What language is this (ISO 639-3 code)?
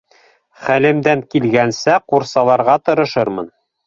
bak